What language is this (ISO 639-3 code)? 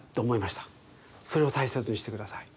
jpn